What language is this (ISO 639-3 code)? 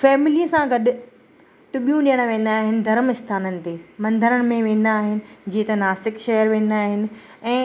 snd